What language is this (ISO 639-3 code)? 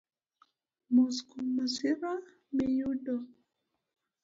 luo